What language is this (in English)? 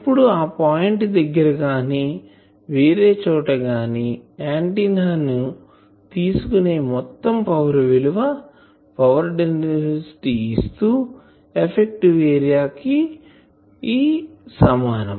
Telugu